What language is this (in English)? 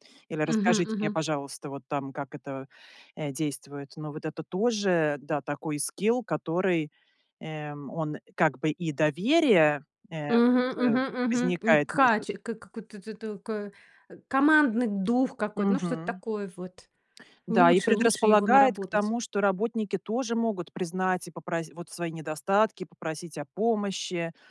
Russian